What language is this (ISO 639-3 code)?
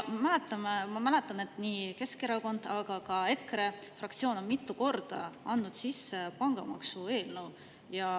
est